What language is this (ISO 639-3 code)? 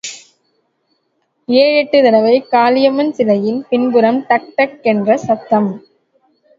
tam